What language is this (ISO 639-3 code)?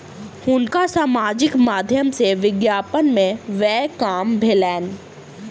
mai